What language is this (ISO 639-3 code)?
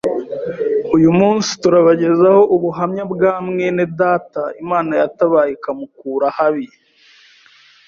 kin